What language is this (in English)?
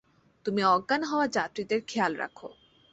Bangla